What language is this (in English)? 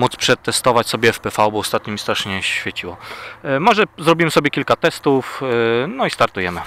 Polish